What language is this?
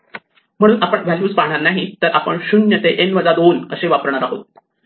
Marathi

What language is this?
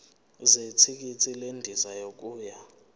Zulu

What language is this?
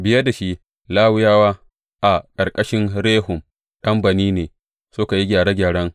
Hausa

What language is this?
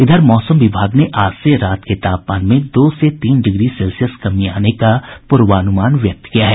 Hindi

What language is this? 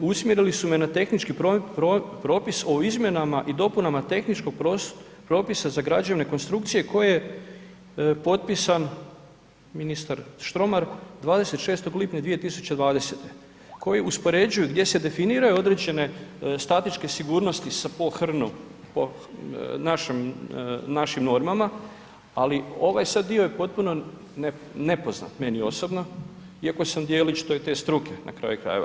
Croatian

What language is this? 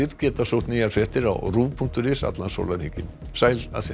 Icelandic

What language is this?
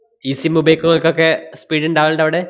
Malayalam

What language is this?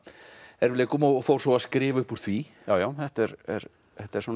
Icelandic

